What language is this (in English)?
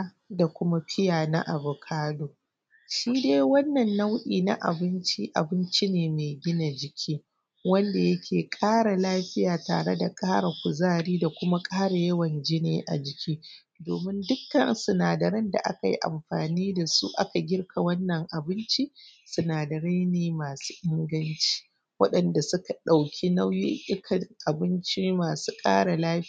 Hausa